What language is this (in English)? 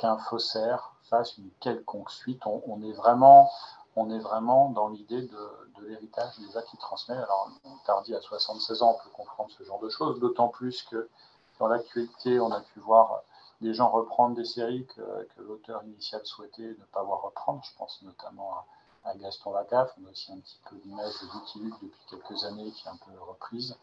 French